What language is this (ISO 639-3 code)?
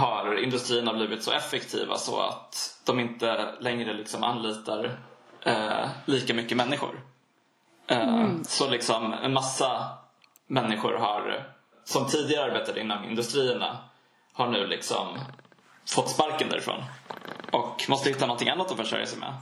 swe